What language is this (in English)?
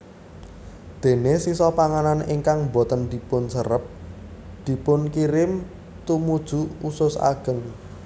Javanese